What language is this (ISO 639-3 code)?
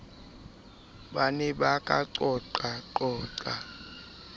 sot